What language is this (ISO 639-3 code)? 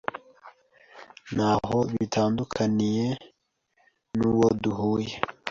kin